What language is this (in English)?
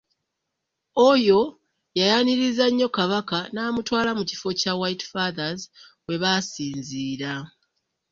Ganda